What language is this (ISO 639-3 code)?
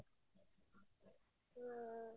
ori